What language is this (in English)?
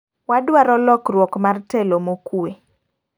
Luo (Kenya and Tanzania)